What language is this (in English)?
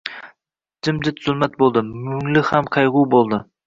Uzbek